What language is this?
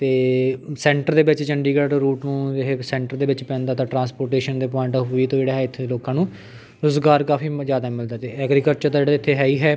Punjabi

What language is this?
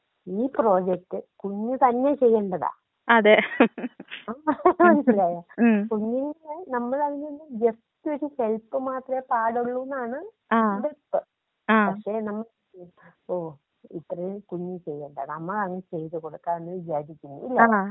Malayalam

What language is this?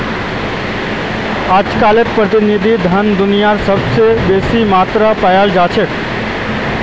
Magahi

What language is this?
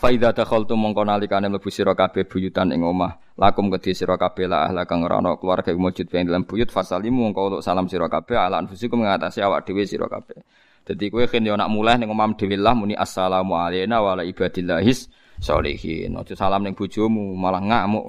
Indonesian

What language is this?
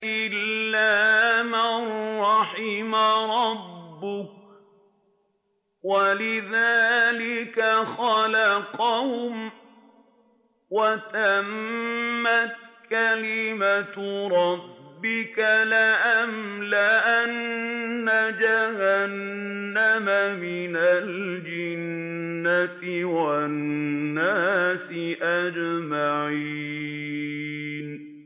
Arabic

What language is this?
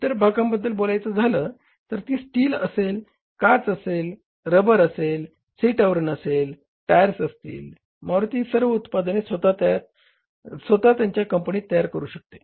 Marathi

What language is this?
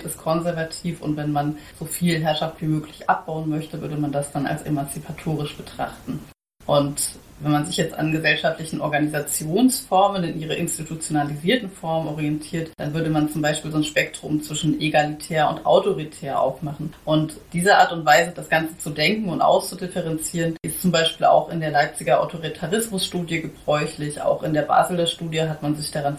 German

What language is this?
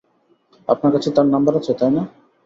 Bangla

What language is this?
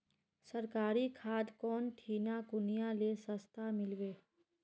Magahi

